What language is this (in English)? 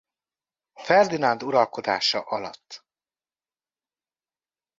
Hungarian